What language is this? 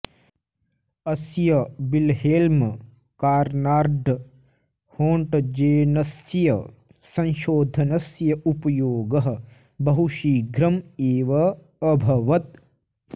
Sanskrit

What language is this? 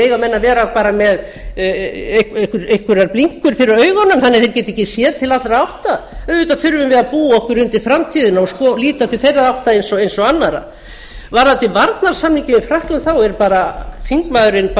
Icelandic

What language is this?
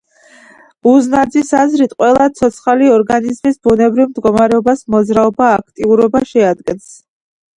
Georgian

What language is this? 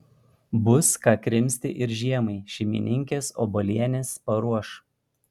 Lithuanian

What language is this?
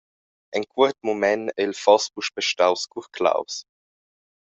Romansh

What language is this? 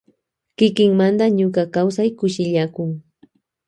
Loja Highland Quichua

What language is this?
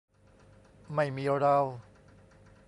Thai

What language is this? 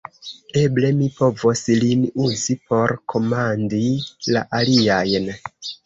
Esperanto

